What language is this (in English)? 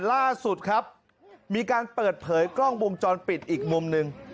Thai